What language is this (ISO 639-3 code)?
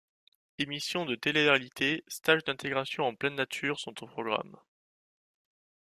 fra